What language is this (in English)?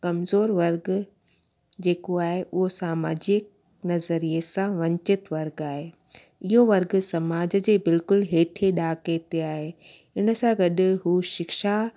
Sindhi